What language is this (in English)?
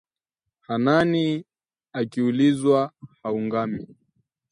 Swahili